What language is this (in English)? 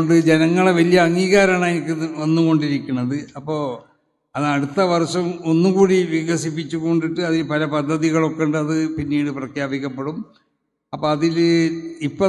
Malayalam